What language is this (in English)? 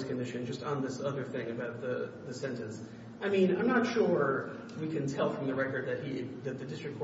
English